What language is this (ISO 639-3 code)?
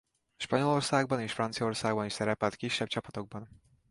hun